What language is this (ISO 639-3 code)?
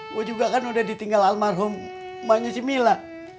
ind